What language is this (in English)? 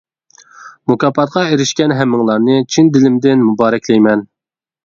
Uyghur